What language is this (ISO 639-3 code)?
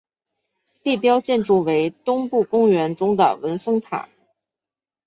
zho